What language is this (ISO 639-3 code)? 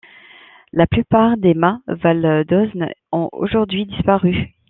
fra